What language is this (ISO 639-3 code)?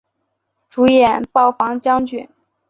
zho